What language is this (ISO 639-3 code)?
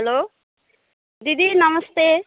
nep